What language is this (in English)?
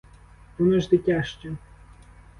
Ukrainian